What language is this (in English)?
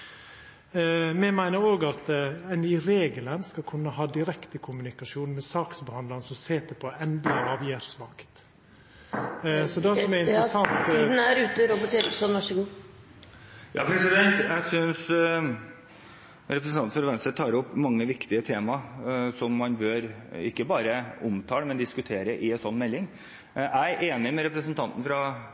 Norwegian